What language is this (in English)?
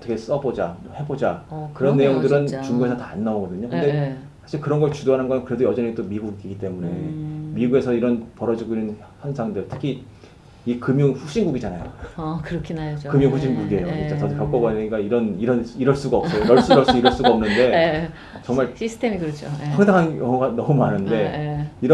Korean